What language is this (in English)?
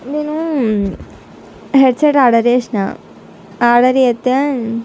Telugu